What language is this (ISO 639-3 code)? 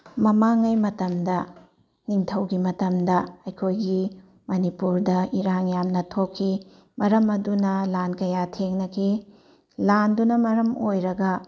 mni